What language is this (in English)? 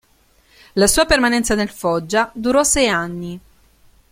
Italian